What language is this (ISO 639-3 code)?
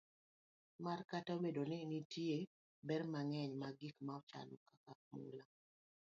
luo